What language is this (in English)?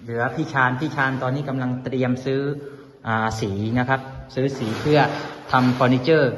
Thai